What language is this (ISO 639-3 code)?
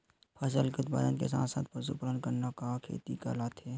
hne